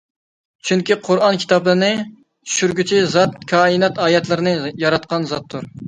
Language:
Uyghur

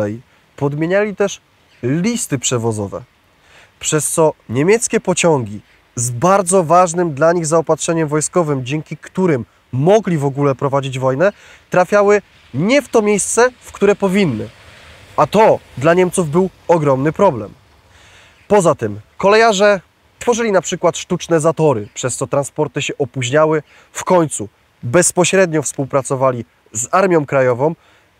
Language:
Polish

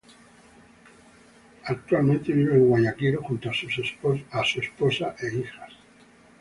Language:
Spanish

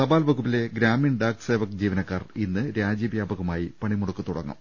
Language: Malayalam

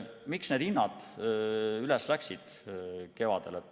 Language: Estonian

